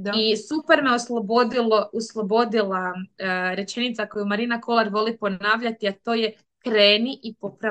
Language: Croatian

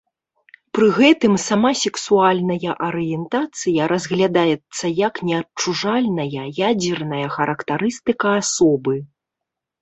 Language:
Belarusian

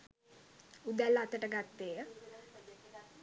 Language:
Sinhala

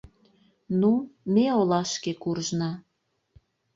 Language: Mari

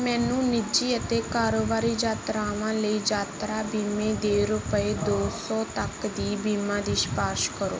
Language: Punjabi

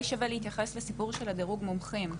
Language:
Hebrew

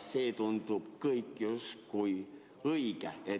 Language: Estonian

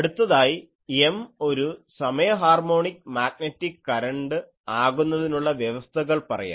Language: Malayalam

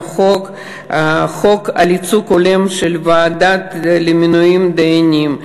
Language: Hebrew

